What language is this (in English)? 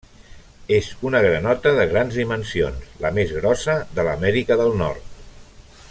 Catalan